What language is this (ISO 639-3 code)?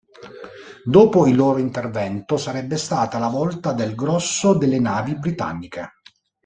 ita